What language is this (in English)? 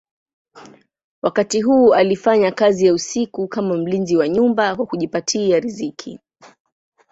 Swahili